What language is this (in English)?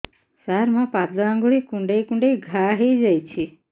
Odia